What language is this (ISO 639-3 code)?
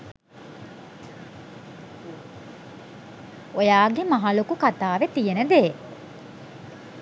sin